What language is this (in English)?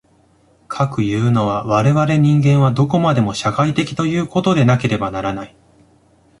Japanese